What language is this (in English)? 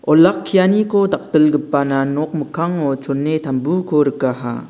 Garo